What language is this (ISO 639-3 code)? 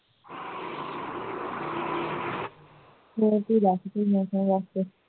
pan